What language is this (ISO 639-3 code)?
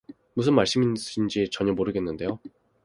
kor